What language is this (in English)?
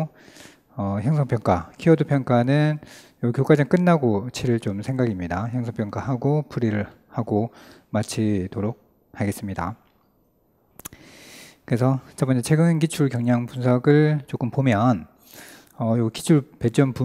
Korean